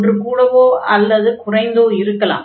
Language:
Tamil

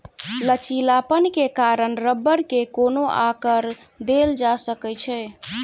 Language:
Maithili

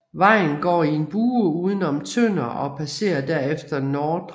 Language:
Danish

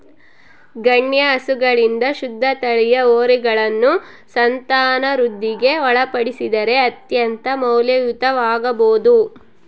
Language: Kannada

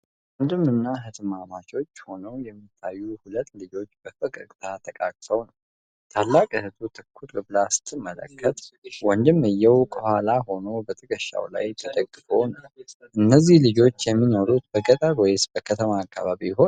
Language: Amharic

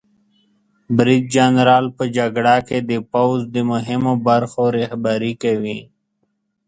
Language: Pashto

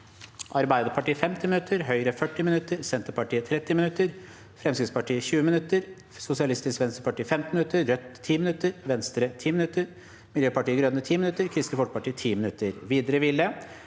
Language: Norwegian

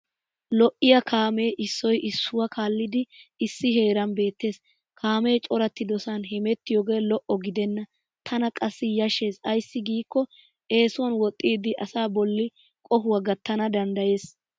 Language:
Wolaytta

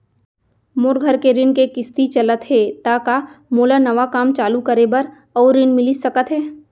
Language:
Chhattisgarhi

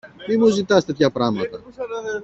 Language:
Greek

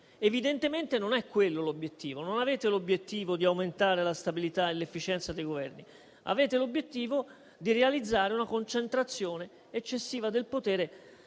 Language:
Italian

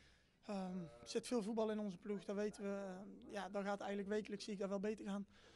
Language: Dutch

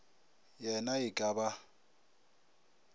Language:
Northern Sotho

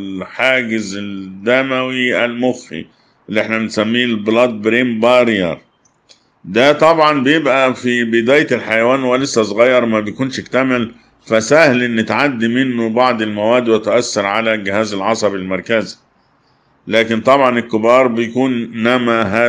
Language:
Arabic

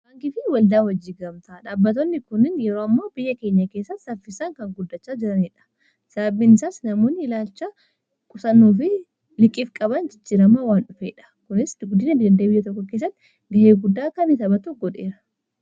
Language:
Oromo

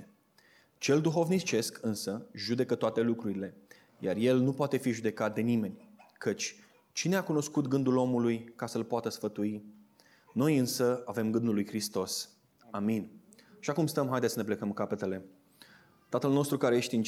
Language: Romanian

